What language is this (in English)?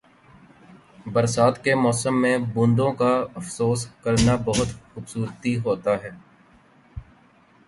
Urdu